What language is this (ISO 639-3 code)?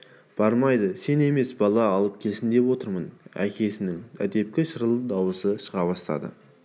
kaz